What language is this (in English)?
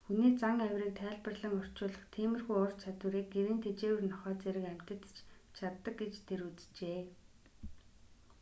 Mongolian